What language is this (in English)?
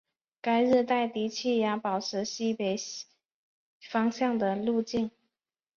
Chinese